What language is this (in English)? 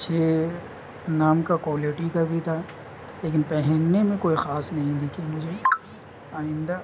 Urdu